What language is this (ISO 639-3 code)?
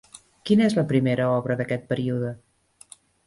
cat